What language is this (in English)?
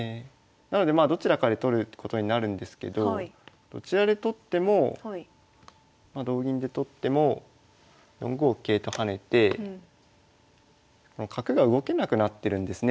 Japanese